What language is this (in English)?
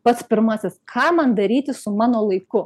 Lithuanian